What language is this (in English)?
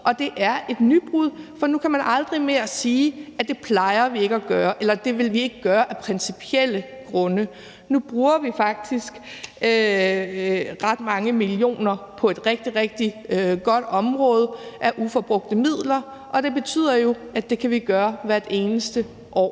Danish